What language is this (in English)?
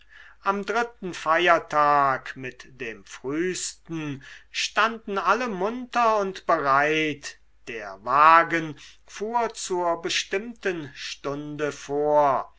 German